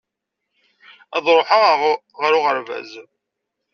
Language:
Kabyle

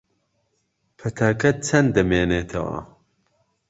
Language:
Central Kurdish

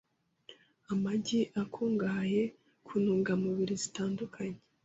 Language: Kinyarwanda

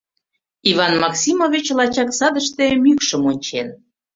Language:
Mari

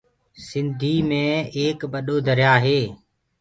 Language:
Gurgula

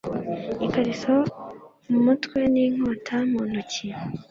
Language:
Kinyarwanda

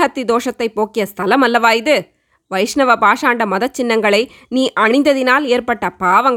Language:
Tamil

